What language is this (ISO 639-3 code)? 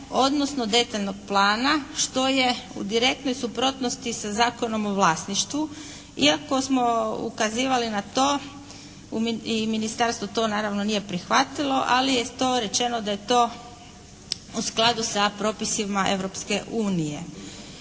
hrv